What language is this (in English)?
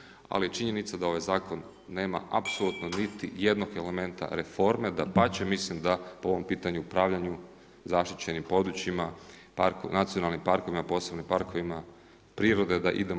Croatian